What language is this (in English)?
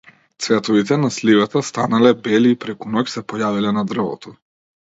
Macedonian